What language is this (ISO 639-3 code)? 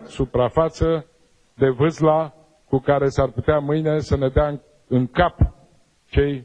ron